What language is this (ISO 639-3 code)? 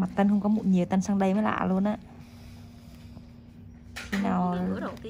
vie